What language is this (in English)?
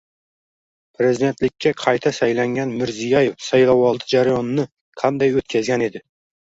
Uzbek